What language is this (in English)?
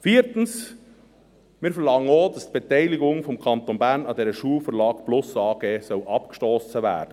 Swiss German